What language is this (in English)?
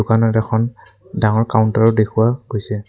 Assamese